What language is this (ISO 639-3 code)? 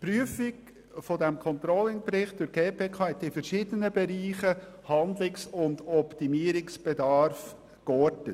gsw